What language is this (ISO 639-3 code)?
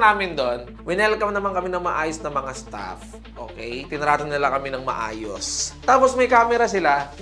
fil